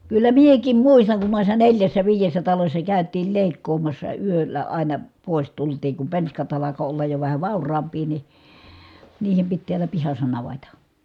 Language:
Finnish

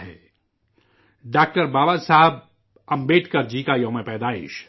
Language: Urdu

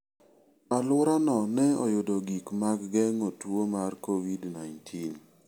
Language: Luo (Kenya and Tanzania)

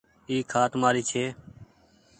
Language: Goaria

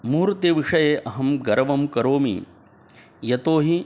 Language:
Sanskrit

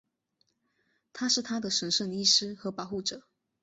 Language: Chinese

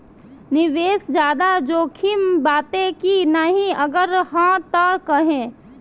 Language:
Bhojpuri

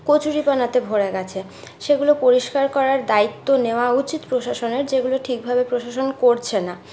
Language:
Bangla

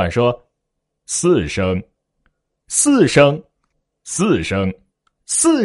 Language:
Chinese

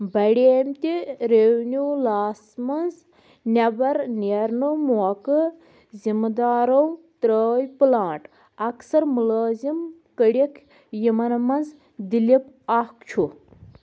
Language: Kashmiri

